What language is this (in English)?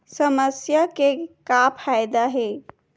Chhattisgarhi